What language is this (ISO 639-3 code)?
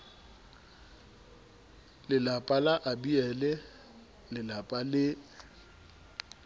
sot